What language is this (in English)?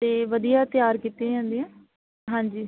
Punjabi